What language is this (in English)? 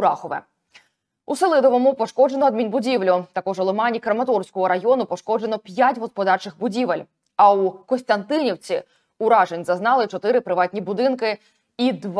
Ukrainian